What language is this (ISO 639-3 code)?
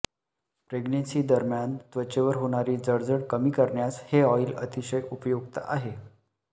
mar